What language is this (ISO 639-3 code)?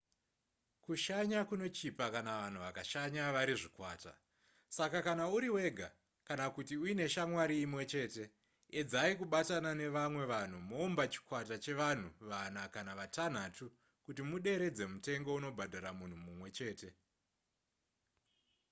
sna